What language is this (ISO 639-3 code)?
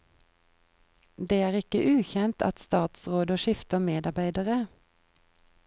nor